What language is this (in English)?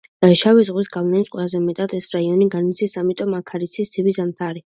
Georgian